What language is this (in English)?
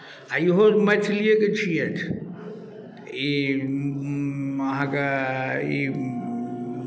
Maithili